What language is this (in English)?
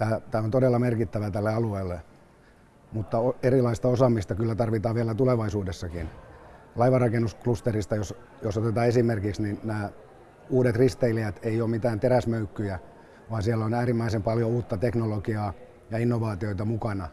Finnish